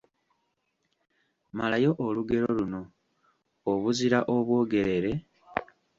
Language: Ganda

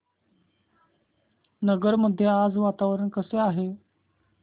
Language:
Marathi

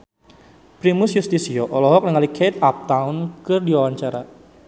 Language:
Sundanese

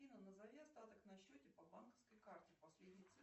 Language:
Russian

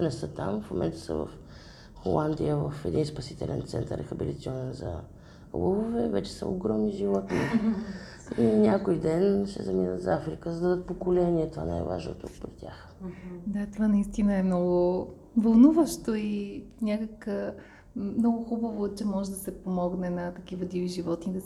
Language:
Bulgarian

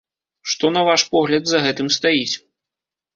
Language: Belarusian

